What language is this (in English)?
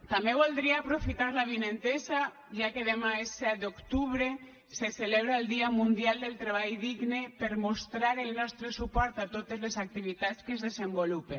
Catalan